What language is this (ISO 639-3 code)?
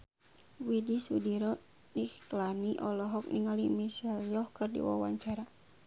sun